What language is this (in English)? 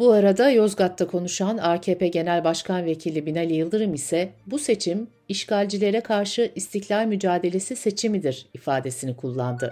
Turkish